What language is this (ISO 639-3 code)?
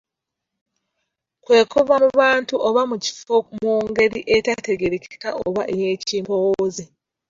lug